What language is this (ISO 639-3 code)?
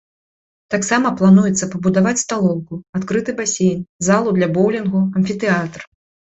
bel